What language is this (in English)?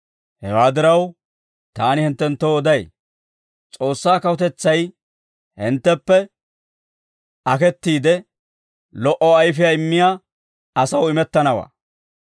Dawro